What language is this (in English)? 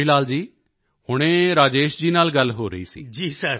Punjabi